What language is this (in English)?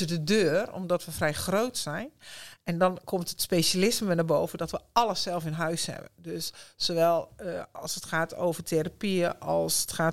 Dutch